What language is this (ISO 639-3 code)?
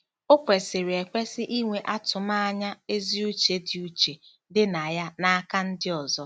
ibo